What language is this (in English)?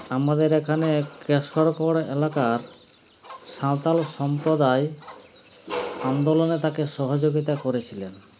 Bangla